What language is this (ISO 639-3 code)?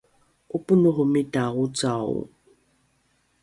dru